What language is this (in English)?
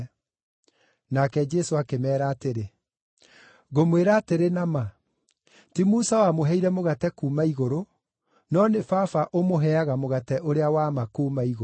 Kikuyu